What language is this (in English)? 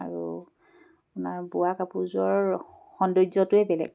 Assamese